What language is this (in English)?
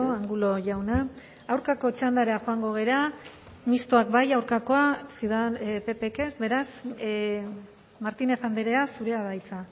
Basque